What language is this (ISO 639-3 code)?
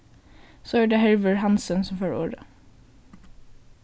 fao